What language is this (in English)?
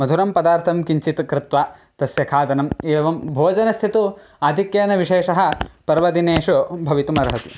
Sanskrit